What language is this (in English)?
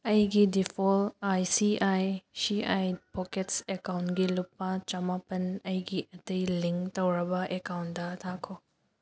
Manipuri